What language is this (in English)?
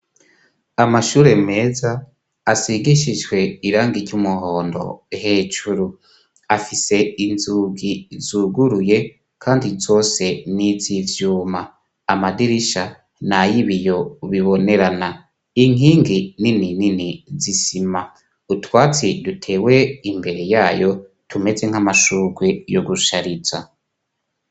Rundi